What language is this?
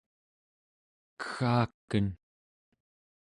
Central Yupik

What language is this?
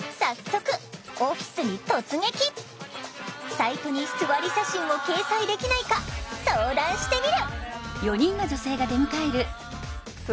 Japanese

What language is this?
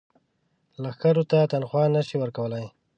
Pashto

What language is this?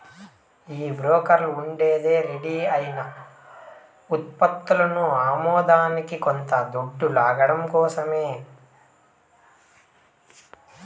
Telugu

